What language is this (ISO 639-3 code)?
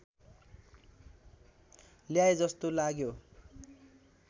nep